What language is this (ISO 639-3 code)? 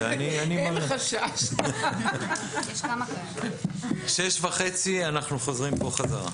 heb